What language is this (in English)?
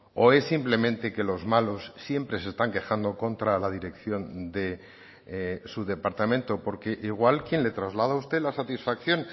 Spanish